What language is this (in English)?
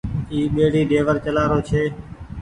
Goaria